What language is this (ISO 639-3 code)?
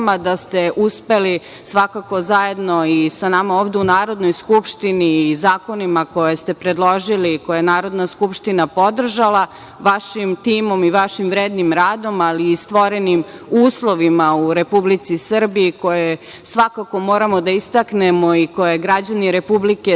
srp